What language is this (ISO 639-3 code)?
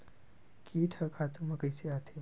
hne